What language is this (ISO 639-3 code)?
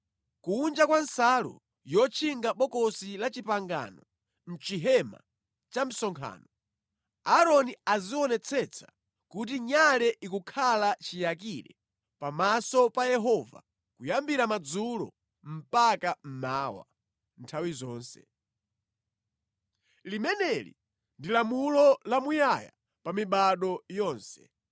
nya